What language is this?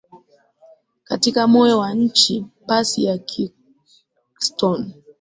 Swahili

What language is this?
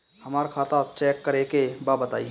Bhojpuri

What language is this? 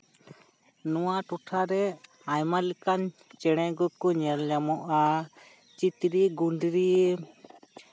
Santali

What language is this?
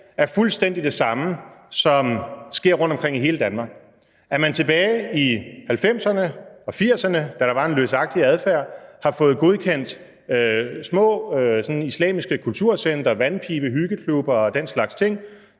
Danish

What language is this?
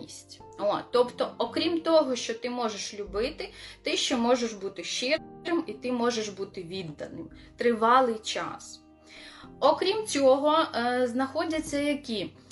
Ukrainian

